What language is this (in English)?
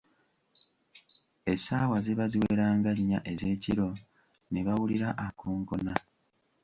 Ganda